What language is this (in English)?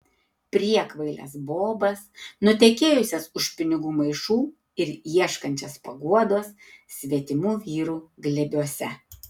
Lithuanian